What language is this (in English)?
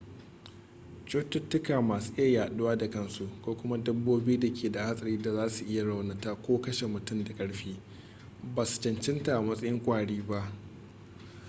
Hausa